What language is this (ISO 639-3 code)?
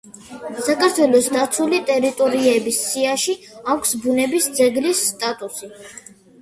kat